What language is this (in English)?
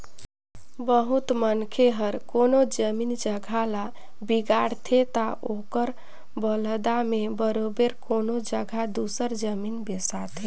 Chhattisgarhi